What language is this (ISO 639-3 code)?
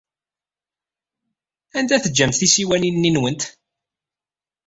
kab